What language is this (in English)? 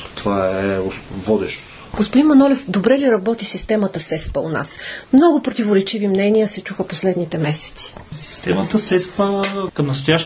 Bulgarian